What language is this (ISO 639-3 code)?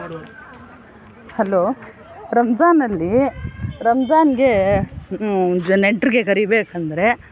kan